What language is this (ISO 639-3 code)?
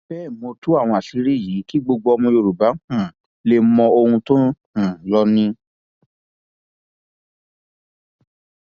yor